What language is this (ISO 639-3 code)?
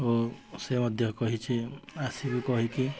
ori